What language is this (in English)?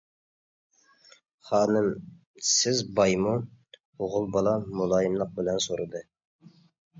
Uyghur